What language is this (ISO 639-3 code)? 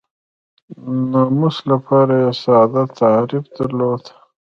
pus